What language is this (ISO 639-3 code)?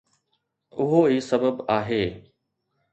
snd